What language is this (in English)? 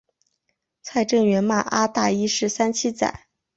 Chinese